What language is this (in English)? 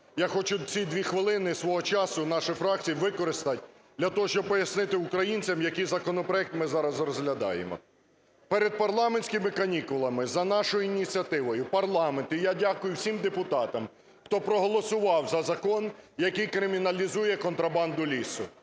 Ukrainian